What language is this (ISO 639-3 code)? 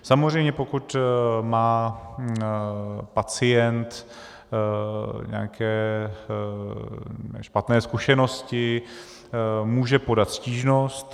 ces